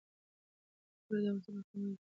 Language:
Pashto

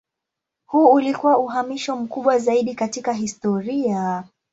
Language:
Swahili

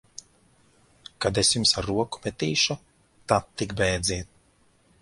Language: Latvian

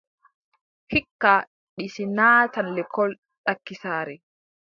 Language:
Adamawa Fulfulde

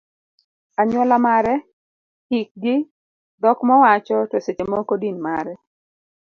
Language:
Luo (Kenya and Tanzania)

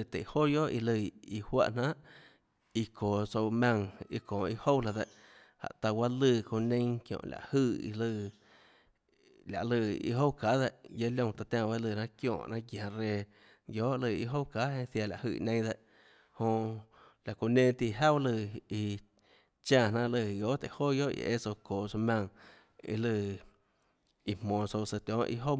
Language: Tlacoatzintepec Chinantec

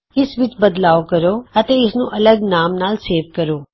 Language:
Punjabi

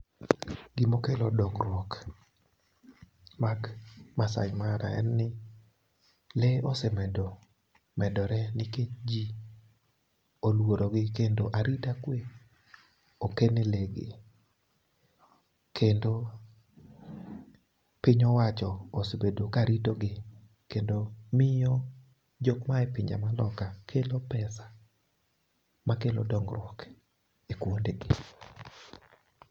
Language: Luo (Kenya and Tanzania)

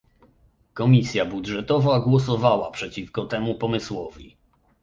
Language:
Polish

